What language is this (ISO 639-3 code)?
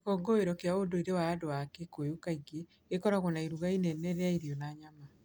kik